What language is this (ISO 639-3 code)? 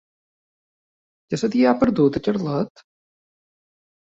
cat